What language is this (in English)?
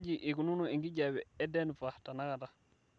Masai